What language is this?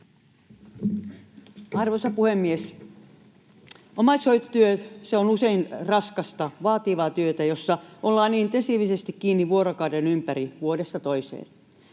Finnish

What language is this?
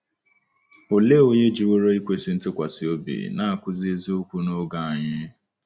Igbo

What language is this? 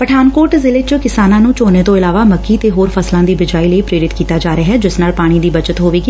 Punjabi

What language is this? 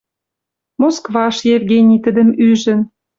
Western Mari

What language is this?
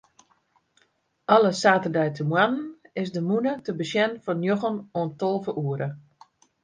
Western Frisian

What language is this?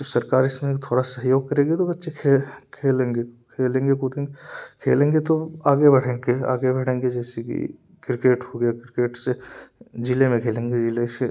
Hindi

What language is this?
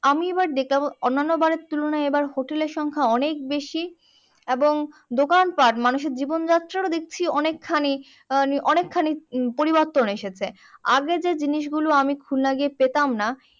Bangla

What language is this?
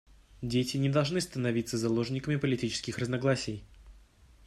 Russian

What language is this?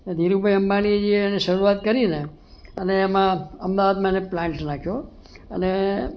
Gujarati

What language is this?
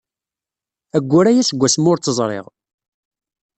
Kabyle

